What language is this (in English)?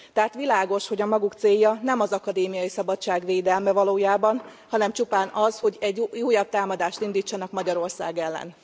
Hungarian